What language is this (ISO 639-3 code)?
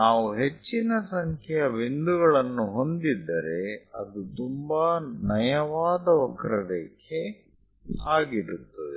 kan